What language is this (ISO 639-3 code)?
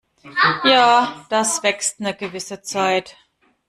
deu